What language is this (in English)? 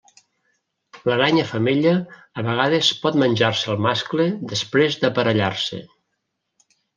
Catalan